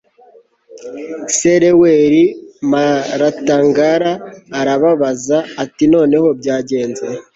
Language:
Kinyarwanda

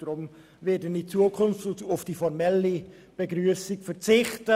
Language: Swiss German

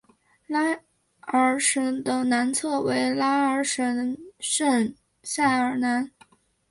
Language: Chinese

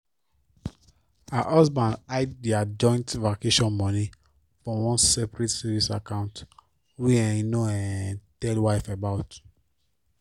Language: Nigerian Pidgin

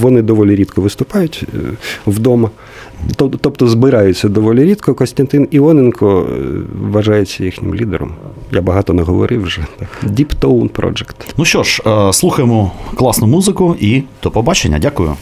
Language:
Ukrainian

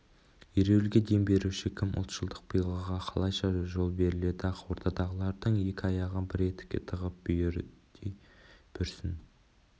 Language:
Kazakh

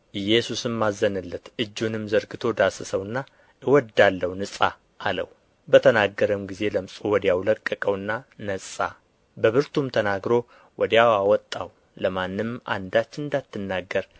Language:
Amharic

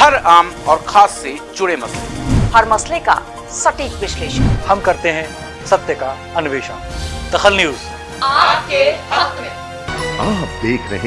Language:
Hindi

